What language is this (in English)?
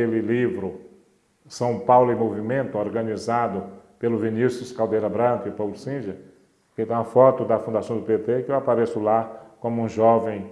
Portuguese